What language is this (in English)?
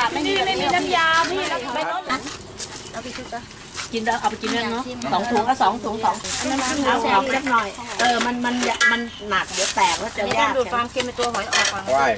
Thai